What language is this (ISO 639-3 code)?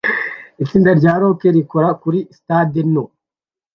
kin